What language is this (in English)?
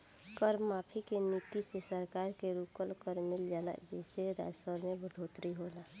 Bhojpuri